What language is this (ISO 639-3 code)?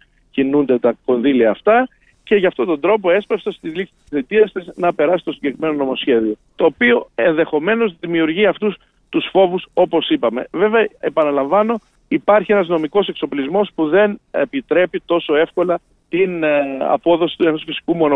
ell